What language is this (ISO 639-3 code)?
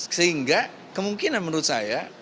ind